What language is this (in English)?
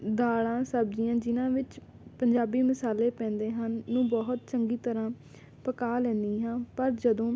Punjabi